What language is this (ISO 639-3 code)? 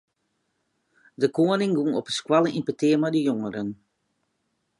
fry